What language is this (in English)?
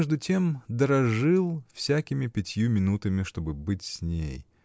Russian